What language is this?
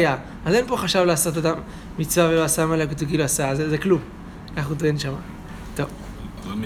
Hebrew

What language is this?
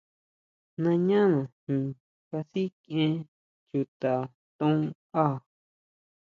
Huautla Mazatec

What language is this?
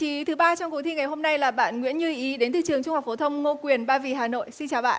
Vietnamese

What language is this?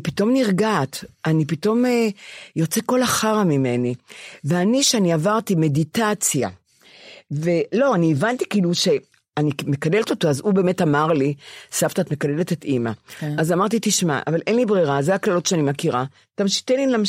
Hebrew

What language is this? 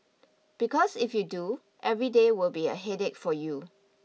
English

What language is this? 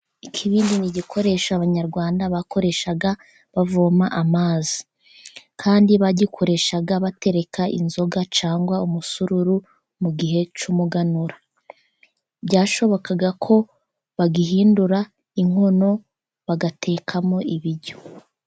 Kinyarwanda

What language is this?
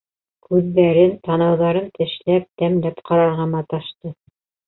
Bashkir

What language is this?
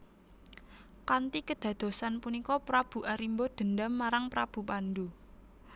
Javanese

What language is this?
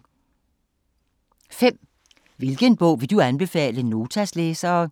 Danish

